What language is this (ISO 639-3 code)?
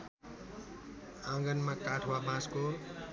nep